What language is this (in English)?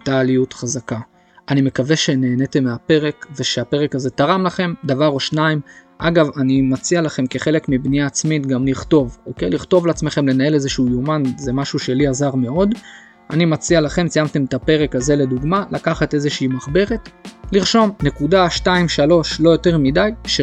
Hebrew